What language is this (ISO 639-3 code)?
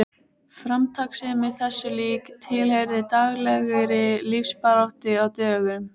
isl